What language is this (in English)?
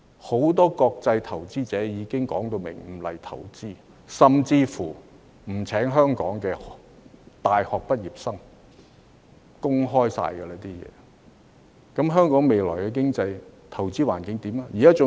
Cantonese